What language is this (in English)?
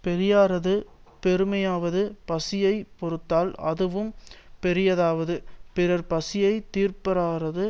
Tamil